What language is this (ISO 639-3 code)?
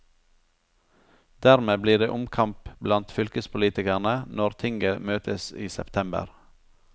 nor